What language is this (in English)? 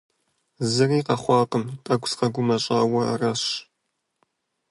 Kabardian